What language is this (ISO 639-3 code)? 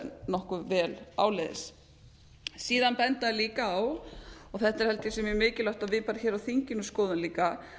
isl